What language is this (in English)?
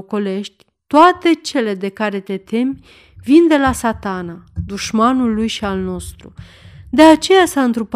Romanian